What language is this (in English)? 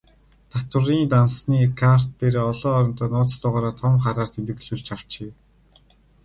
Mongolian